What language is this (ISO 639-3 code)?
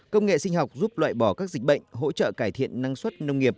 vie